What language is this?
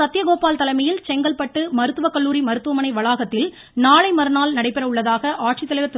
Tamil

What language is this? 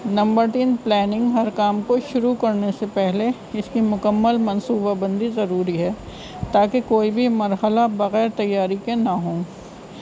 Urdu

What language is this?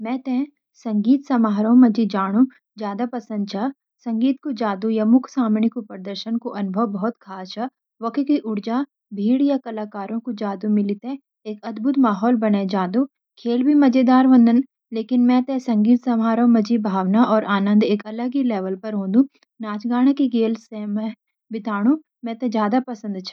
Garhwali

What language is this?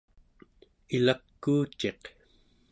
Central Yupik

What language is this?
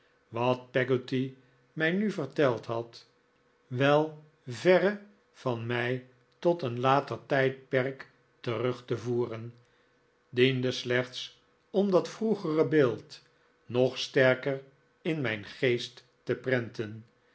Dutch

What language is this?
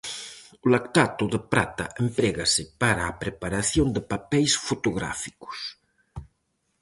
Galician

